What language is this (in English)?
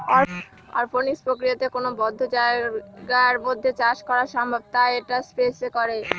Bangla